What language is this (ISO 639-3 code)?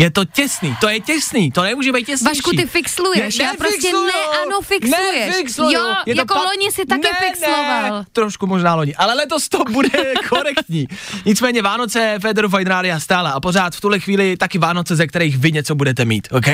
ces